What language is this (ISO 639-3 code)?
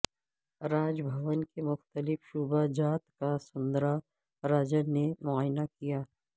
urd